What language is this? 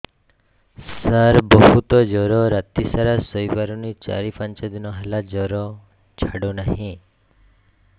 Odia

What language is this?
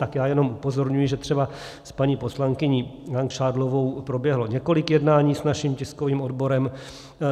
Czech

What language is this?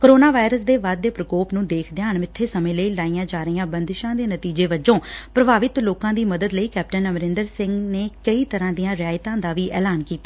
Punjabi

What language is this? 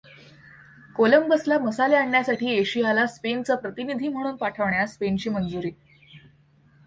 Marathi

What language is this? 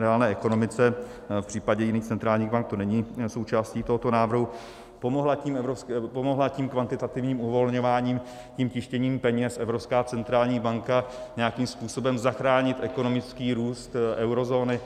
Czech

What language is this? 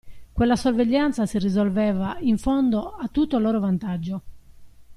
Italian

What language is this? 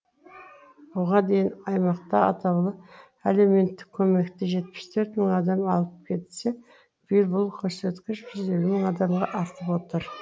Kazakh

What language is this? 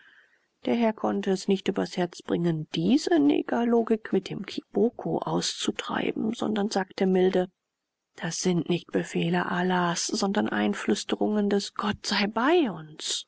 German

